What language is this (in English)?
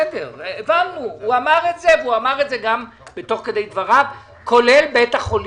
Hebrew